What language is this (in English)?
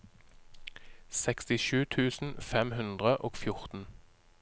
Norwegian